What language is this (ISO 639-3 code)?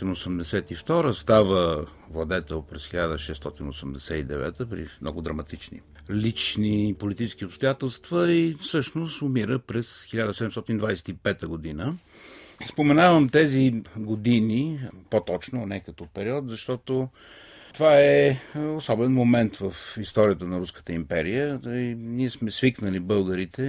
bul